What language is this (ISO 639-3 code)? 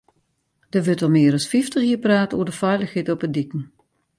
fry